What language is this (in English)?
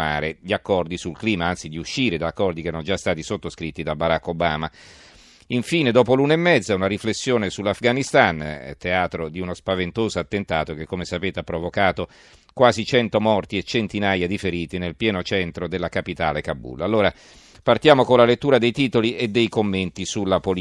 Italian